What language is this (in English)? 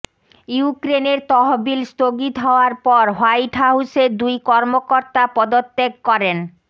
Bangla